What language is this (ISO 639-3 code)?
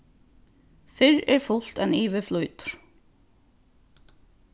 fao